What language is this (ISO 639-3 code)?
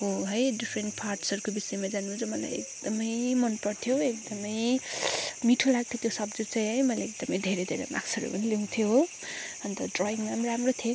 nep